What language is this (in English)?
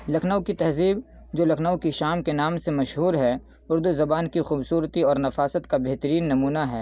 Urdu